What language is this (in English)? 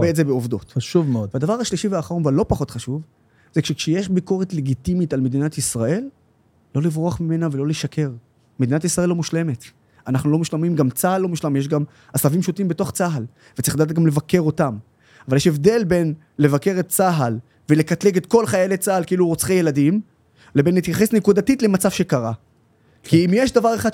Hebrew